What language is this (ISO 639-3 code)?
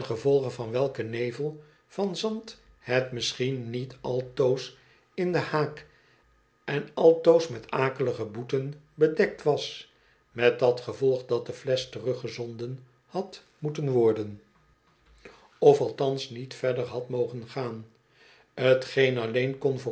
nld